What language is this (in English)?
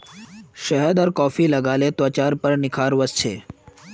Magahi